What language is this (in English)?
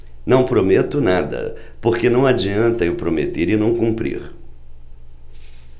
Portuguese